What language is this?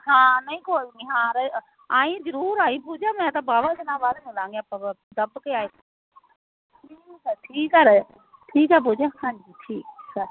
Punjabi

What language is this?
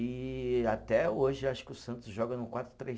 Portuguese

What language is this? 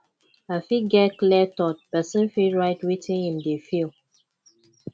Nigerian Pidgin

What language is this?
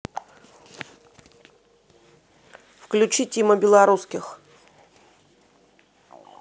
Russian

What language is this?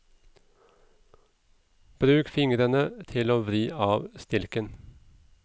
Norwegian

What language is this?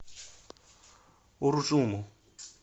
Russian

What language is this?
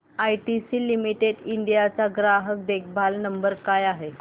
Marathi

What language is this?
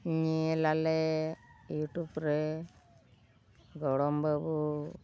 Santali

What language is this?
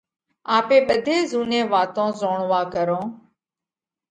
Parkari Koli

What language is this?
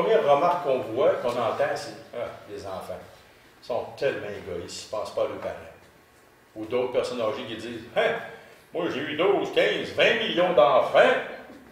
French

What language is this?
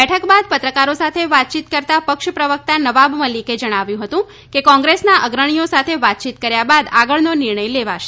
Gujarati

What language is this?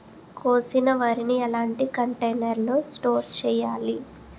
Telugu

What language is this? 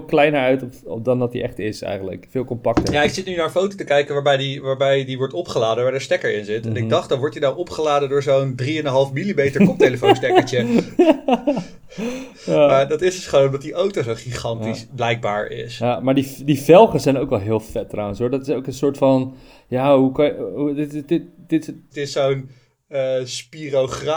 Dutch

